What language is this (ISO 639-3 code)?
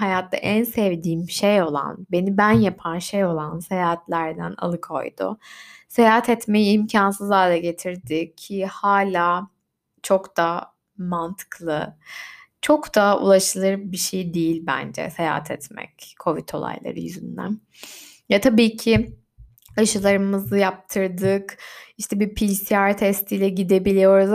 tur